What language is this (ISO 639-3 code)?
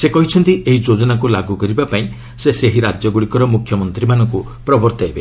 ori